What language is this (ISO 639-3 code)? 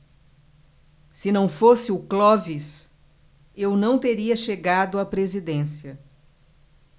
por